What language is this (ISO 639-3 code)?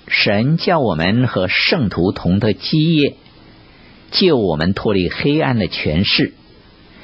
zho